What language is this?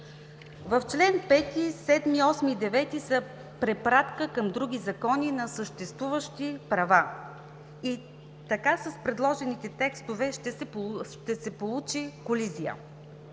Bulgarian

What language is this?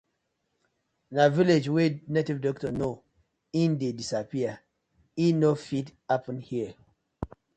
Nigerian Pidgin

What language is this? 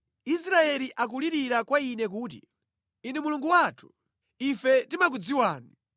Nyanja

